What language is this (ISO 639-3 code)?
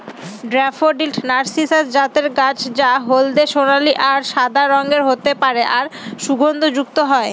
ben